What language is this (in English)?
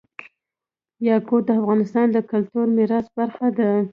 Pashto